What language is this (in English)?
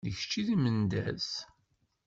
Kabyle